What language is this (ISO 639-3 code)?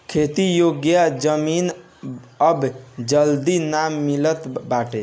bho